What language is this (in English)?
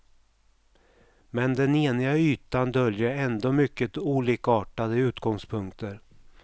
Swedish